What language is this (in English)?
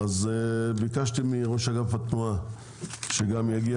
Hebrew